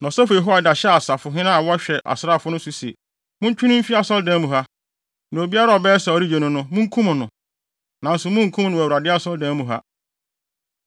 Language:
Akan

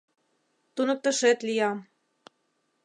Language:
Mari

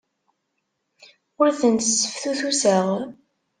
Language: Kabyle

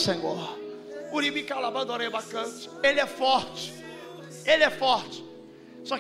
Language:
Portuguese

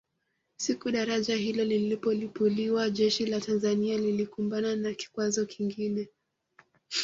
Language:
Swahili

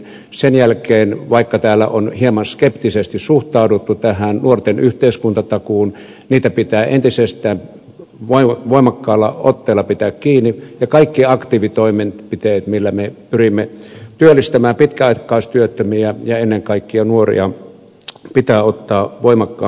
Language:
Finnish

